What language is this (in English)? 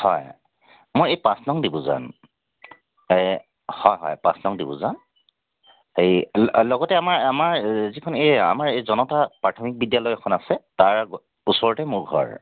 Assamese